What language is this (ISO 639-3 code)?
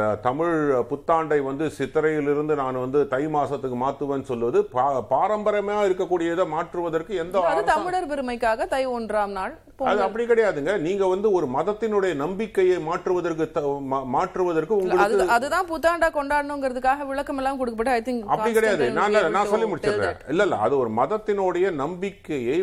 tam